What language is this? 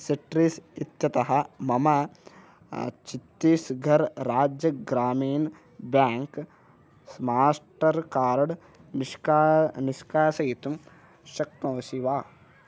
Sanskrit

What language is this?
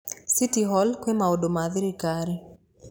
Kikuyu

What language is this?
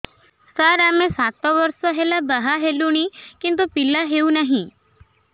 Odia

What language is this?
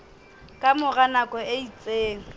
Southern Sotho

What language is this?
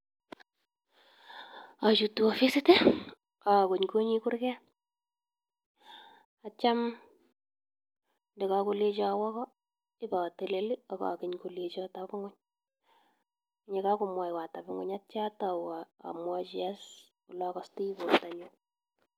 Kalenjin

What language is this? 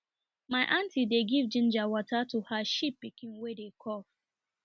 Nigerian Pidgin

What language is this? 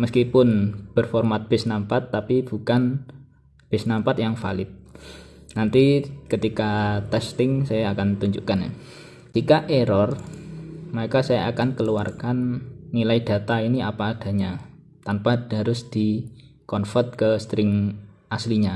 Indonesian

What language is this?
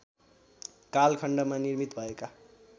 Nepali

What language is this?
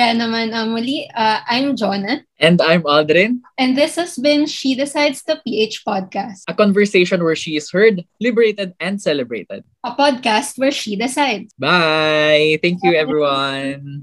Filipino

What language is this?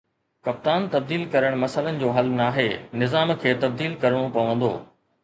Sindhi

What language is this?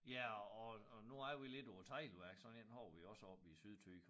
Danish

